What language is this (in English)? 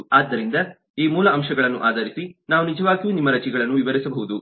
Kannada